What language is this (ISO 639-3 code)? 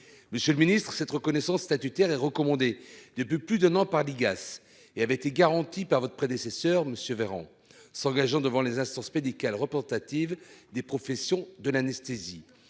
fra